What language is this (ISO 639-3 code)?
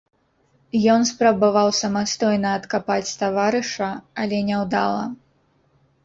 bel